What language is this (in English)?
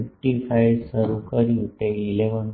Gujarati